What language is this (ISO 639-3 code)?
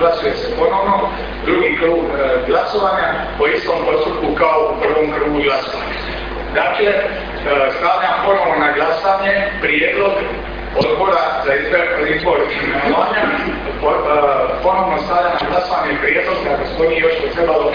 hrv